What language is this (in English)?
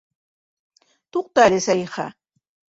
Bashkir